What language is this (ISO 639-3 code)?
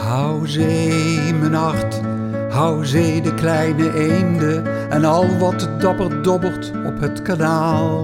nld